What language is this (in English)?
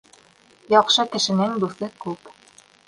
Bashkir